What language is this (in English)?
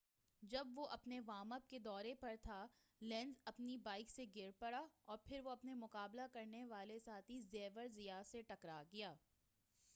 Urdu